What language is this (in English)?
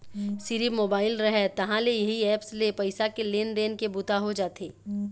Chhattisgarhi